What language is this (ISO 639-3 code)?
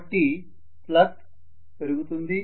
tel